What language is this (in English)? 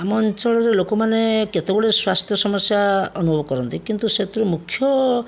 Odia